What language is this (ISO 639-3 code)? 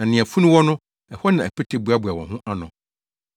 aka